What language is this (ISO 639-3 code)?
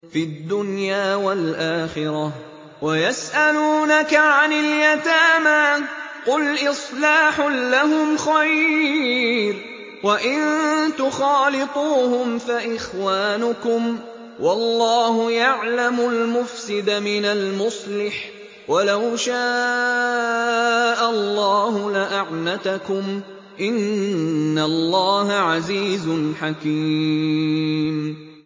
ara